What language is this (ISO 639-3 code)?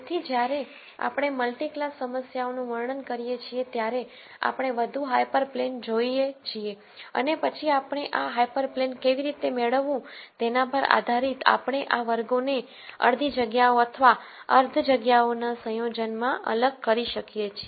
guj